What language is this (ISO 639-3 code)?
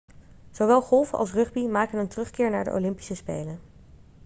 nld